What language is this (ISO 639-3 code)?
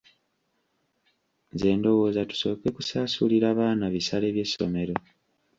lug